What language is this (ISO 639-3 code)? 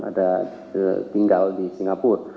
ind